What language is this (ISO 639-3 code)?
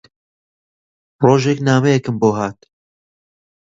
ckb